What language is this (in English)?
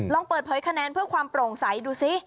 Thai